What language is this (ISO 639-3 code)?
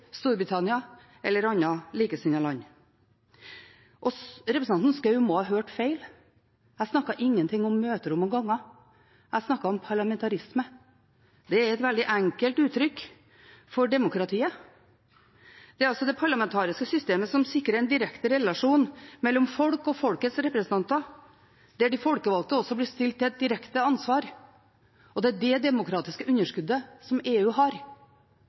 nob